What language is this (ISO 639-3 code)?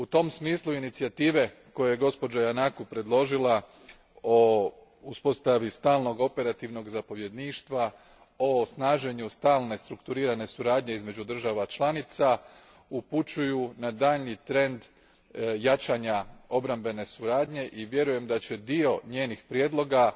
hrv